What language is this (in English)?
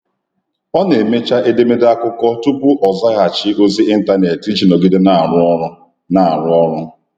Igbo